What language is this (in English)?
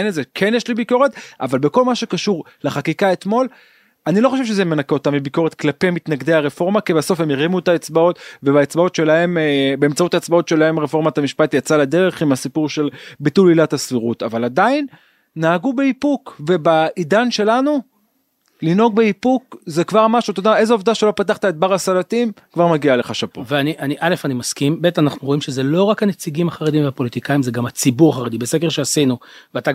Hebrew